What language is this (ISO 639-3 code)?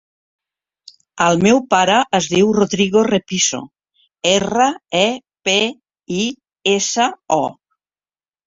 cat